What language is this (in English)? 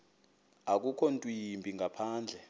Xhosa